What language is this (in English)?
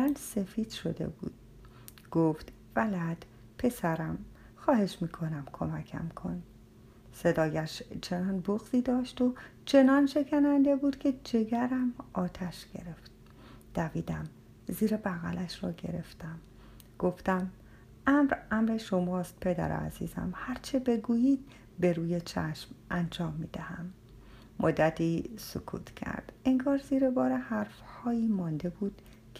Persian